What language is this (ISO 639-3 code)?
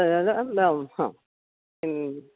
san